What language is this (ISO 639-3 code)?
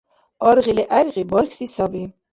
dar